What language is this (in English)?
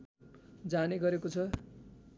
Nepali